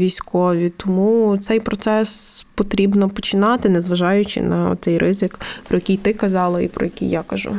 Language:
Ukrainian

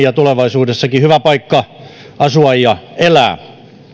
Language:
Finnish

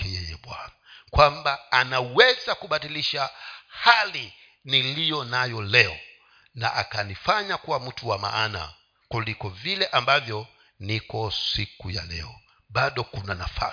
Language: Swahili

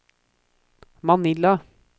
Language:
Norwegian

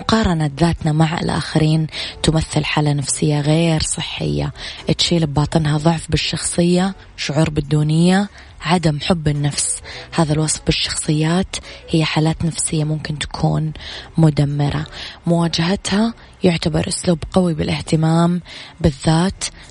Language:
Arabic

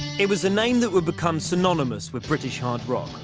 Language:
English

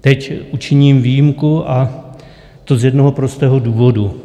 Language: Czech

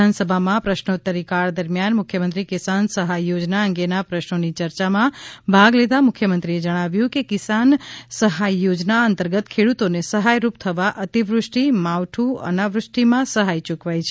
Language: Gujarati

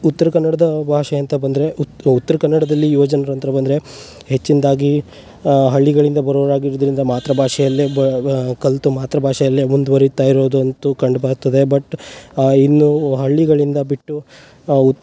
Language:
Kannada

